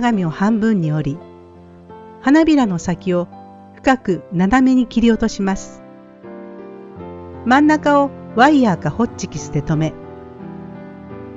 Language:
Japanese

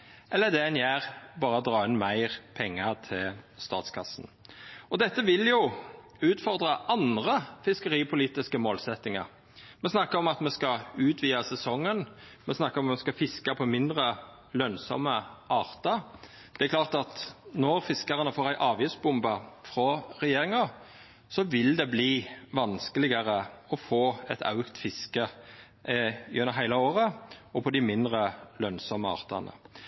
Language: Norwegian Nynorsk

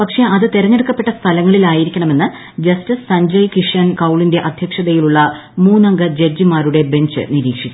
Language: Malayalam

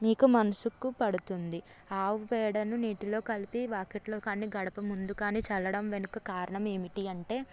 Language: Telugu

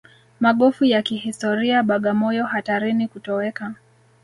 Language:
Swahili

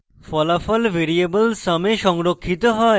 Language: Bangla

